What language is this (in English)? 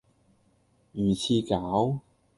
Cantonese